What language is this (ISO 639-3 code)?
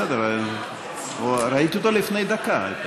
heb